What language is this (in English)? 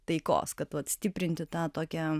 Lithuanian